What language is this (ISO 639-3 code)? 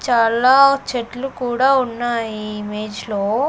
tel